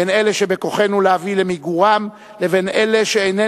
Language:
Hebrew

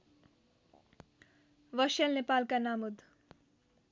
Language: Nepali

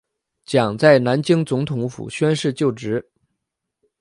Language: Chinese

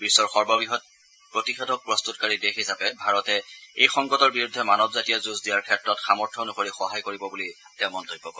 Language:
Assamese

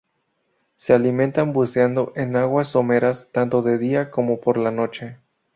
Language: Spanish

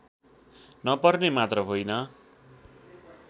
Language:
Nepali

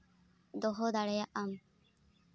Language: Santali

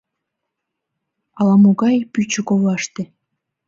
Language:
Mari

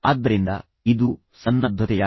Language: Kannada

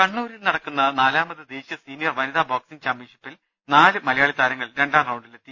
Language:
Malayalam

